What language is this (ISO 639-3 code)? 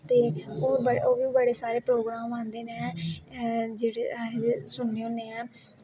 doi